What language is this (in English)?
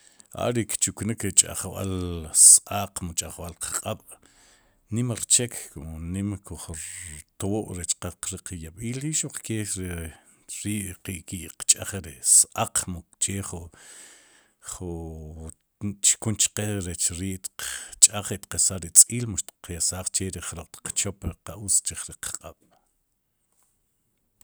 Sipacapense